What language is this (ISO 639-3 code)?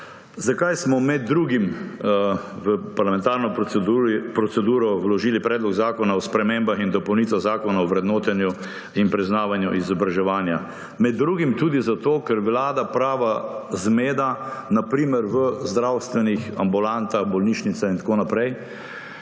slv